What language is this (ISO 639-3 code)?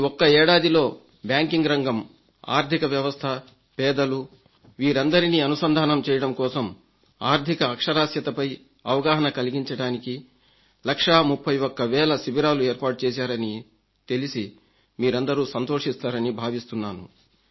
tel